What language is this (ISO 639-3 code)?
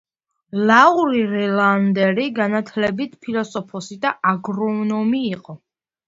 kat